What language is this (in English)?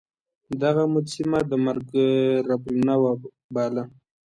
Pashto